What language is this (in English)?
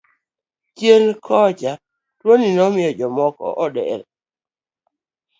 Luo (Kenya and Tanzania)